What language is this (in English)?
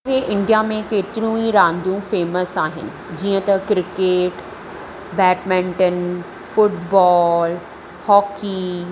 Sindhi